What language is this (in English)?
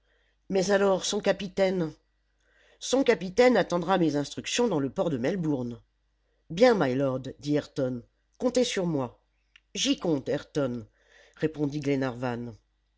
French